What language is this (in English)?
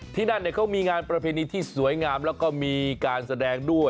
Thai